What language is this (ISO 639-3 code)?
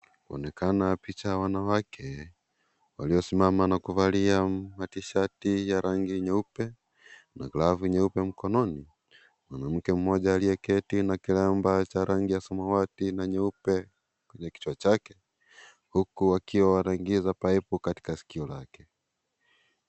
swa